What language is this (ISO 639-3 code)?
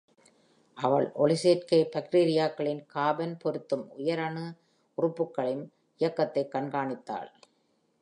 tam